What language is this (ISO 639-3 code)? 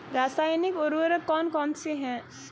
hin